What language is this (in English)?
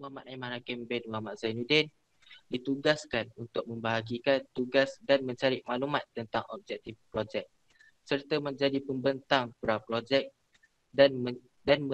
Malay